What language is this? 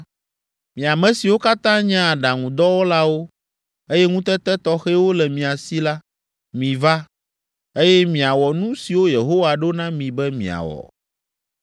Ewe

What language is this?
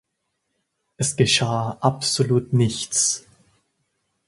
German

